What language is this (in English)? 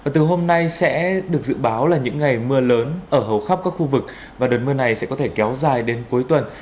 Vietnamese